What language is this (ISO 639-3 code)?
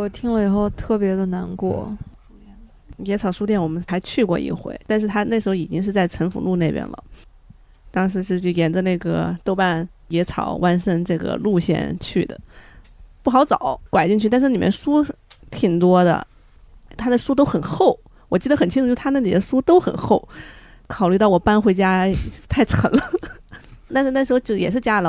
zho